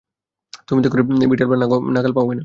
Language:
Bangla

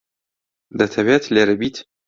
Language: Central Kurdish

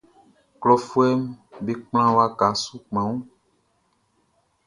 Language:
Baoulé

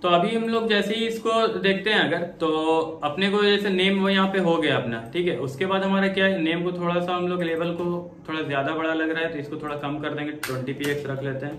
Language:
Hindi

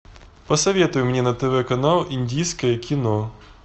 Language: Russian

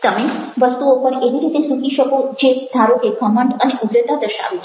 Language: Gujarati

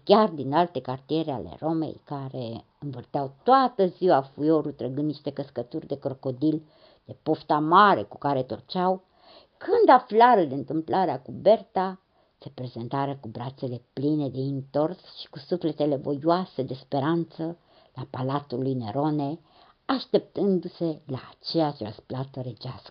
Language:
Romanian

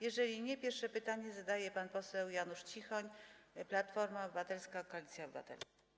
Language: Polish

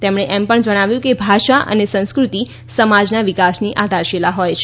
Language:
Gujarati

